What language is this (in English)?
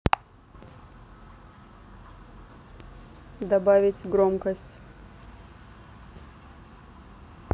Russian